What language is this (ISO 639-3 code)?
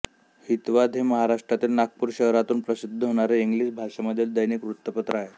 mar